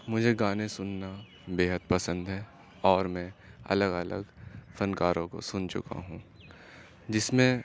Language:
Urdu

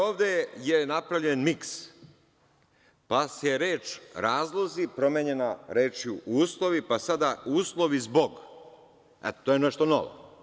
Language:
Serbian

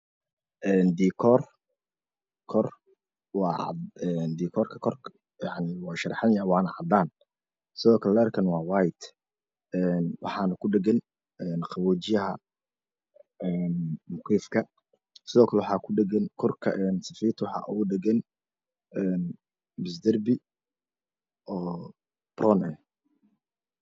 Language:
Somali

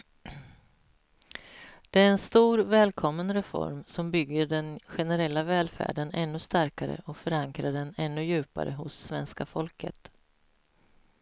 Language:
Swedish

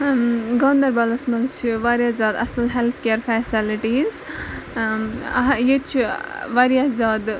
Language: Kashmiri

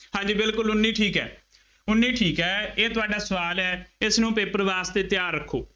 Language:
Punjabi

